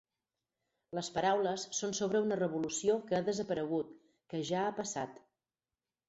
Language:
Catalan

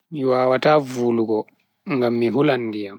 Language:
Bagirmi Fulfulde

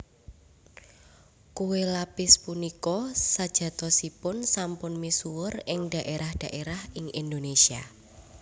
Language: Javanese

